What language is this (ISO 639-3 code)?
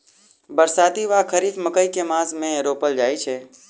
mai